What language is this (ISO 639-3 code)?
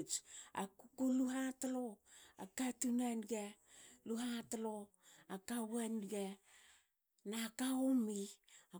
hao